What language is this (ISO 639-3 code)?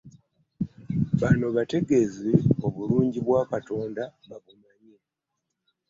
lug